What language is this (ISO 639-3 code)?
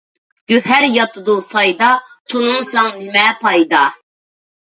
uig